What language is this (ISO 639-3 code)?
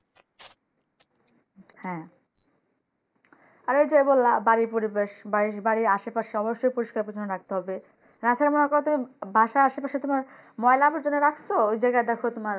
ben